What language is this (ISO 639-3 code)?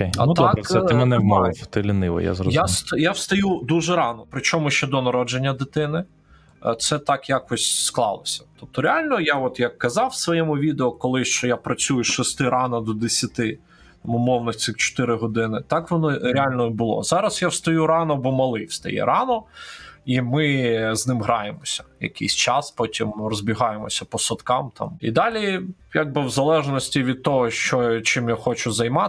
ukr